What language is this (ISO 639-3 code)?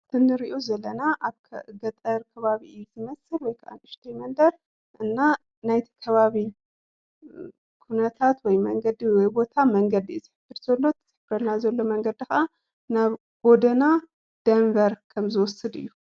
tir